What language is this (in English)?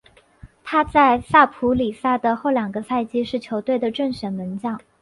Chinese